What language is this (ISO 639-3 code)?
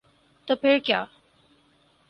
urd